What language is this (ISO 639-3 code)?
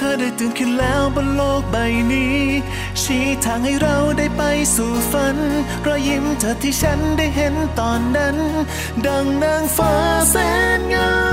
tha